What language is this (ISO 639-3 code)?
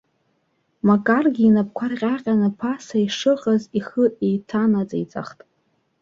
abk